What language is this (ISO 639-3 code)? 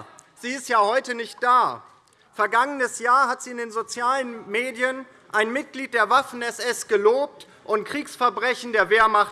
deu